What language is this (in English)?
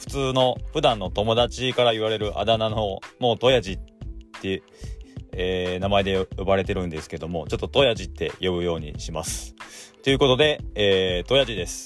Japanese